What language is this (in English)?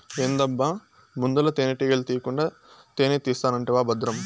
Telugu